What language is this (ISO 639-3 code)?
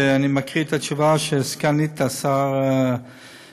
heb